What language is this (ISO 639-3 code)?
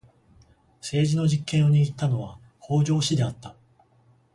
jpn